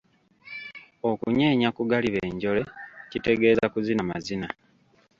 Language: Ganda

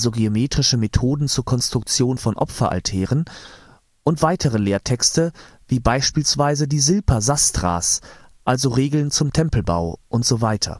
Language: German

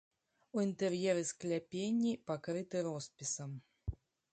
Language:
Belarusian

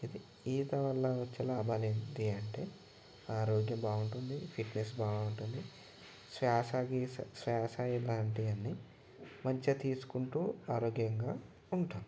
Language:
Telugu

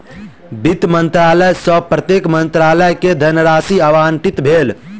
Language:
Maithili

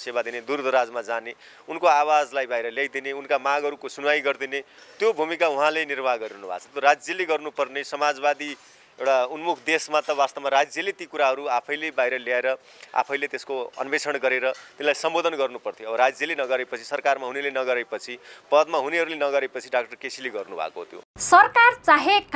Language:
Hindi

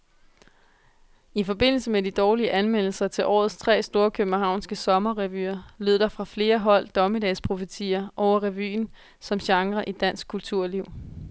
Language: Danish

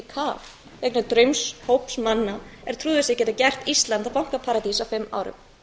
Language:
Icelandic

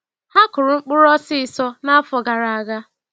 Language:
Igbo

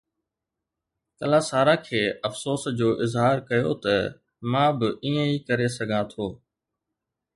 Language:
Sindhi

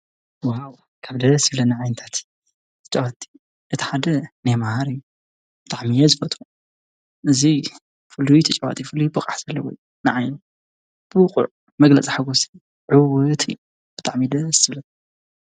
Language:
Tigrinya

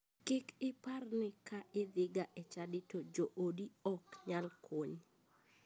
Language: Luo (Kenya and Tanzania)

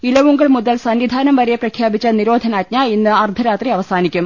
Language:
Malayalam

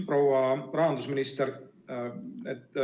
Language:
Estonian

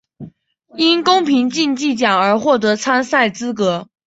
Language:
Chinese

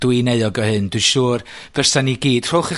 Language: Welsh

